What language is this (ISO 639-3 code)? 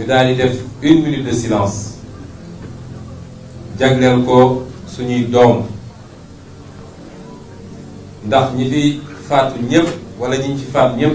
fra